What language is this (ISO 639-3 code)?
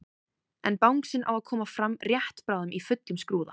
isl